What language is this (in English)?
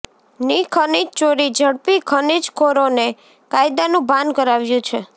Gujarati